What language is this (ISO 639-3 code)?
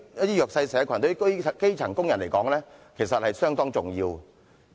yue